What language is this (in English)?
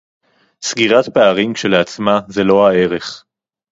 Hebrew